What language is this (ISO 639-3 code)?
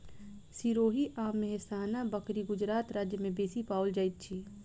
mai